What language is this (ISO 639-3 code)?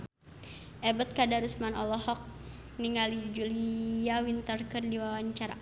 sun